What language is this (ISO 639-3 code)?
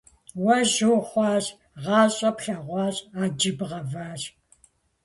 kbd